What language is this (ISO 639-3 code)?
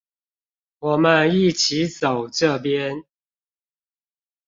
zho